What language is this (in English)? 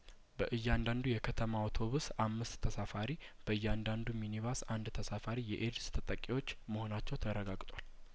Amharic